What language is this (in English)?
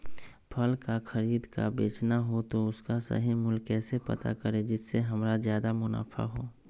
Magahi